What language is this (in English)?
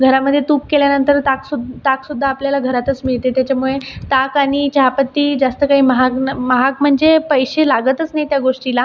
Marathi